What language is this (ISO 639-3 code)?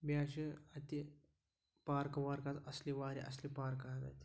kas